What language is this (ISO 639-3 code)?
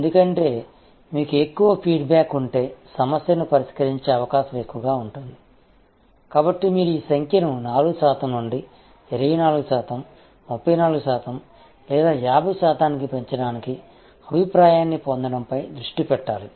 tel